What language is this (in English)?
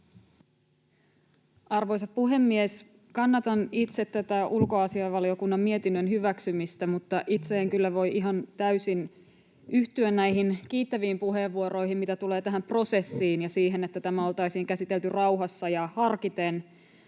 Finnish